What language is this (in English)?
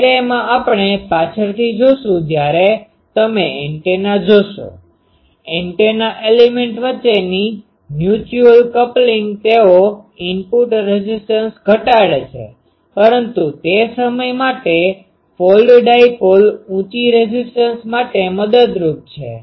Gujarati